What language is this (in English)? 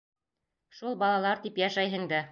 Bashkir